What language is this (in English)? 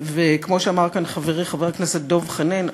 Hebrew